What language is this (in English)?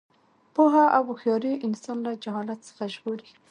Pashto